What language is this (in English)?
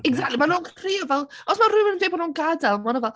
Welsh